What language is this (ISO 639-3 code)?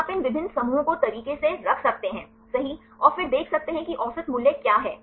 hin